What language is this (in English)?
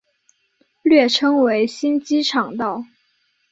Chinese